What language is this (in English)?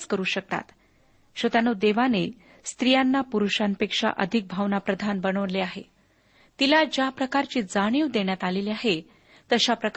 Marathi